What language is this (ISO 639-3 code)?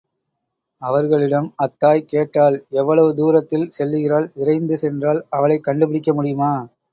tam